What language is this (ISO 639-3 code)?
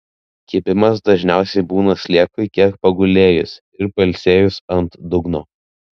lit